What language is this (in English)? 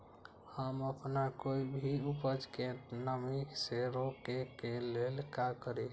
Magahi